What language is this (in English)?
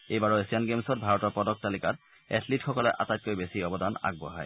Assamese